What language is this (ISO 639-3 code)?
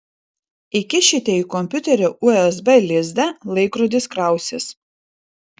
lit